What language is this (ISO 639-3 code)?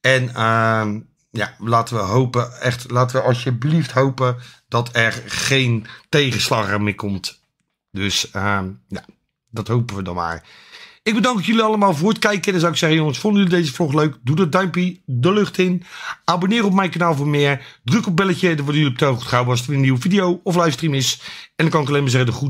nld